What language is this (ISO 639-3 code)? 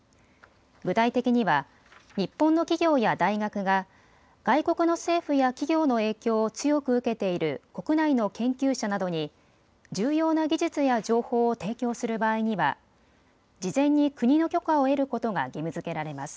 jpn